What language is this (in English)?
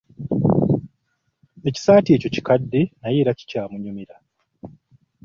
Ganda